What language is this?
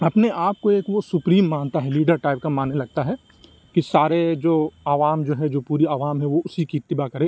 Urdu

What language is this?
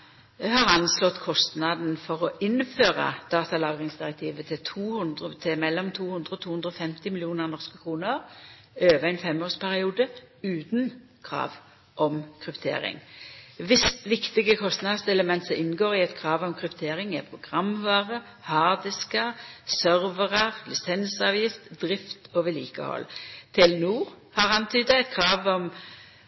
Norwegian Nynorsk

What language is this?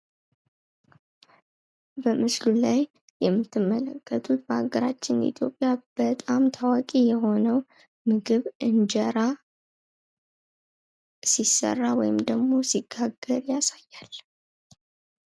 Amharic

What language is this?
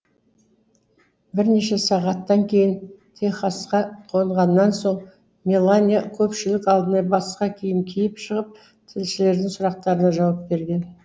Kazakh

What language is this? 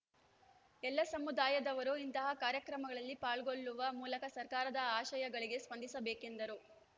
Kannada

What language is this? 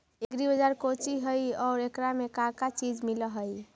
Magahi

